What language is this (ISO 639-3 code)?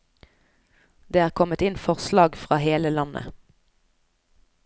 nor